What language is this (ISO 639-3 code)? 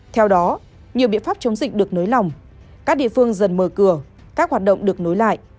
vie